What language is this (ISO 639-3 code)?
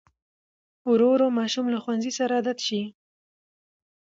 pus